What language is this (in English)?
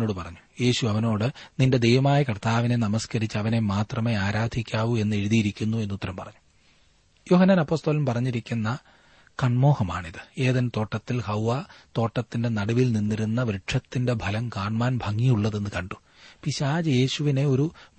Malayalam